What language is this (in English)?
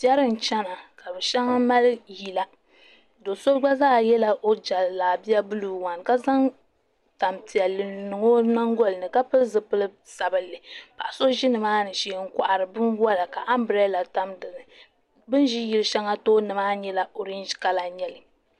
Dagbani